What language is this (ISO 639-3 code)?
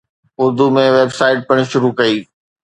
snd